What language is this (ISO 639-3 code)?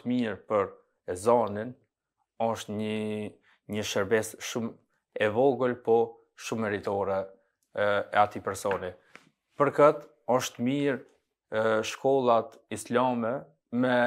ron